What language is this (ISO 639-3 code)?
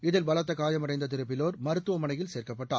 tam